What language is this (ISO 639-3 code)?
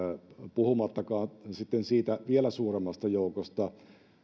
fin